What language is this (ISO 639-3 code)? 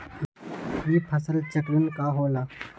mag